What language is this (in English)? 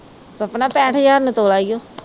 Punjabi